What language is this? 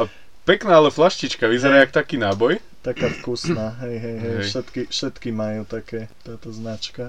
Slovak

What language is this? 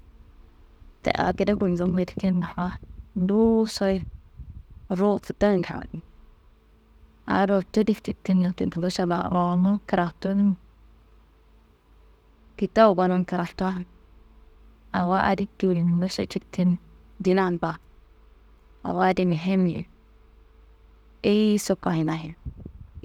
Kanembu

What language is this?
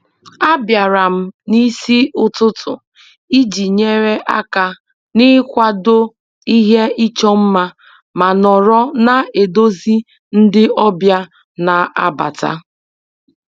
Igbo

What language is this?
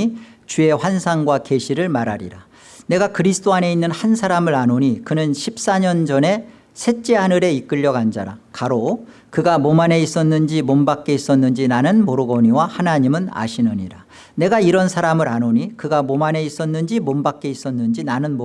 Korean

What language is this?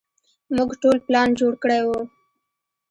Pashto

